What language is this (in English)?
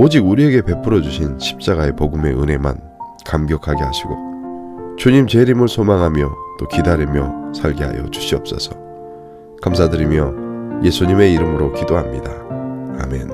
Korean